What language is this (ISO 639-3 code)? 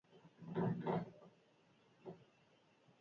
eus